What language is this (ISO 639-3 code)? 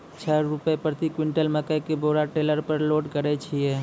mai